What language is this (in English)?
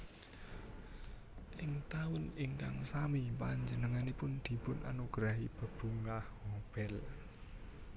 Javanese